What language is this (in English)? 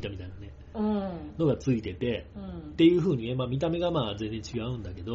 Japanese